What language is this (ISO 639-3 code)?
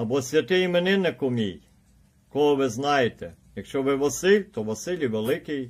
ukr